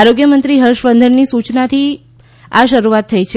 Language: Gujarati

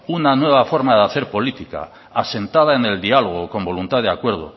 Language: Spanish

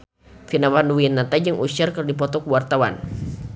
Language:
Sundanese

